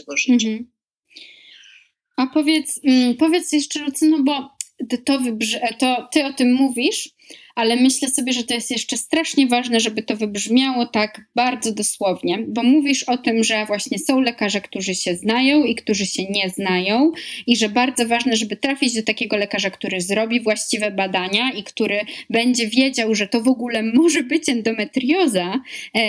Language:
Polish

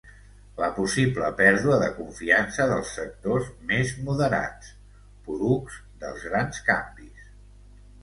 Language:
Catalan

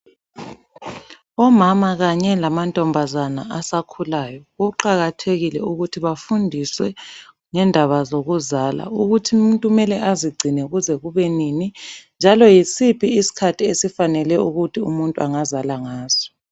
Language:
North Ndebele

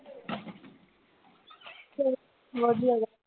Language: Punjabi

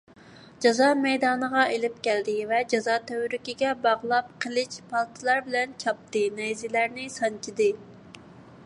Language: Uyghur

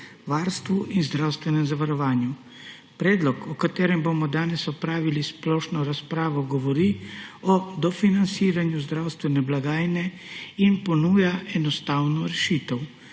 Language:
Slovenian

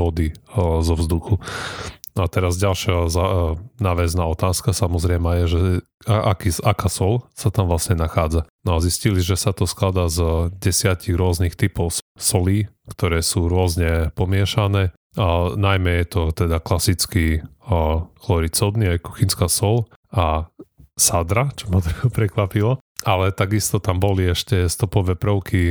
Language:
Slovak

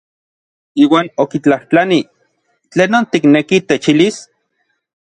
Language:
Orizaba Nahuatl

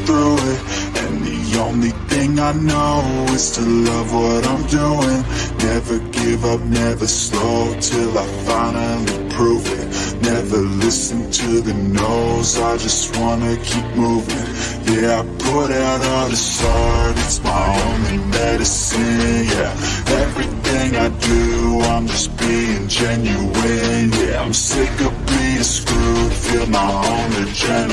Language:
English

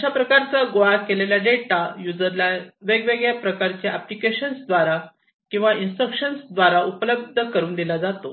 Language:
Marathi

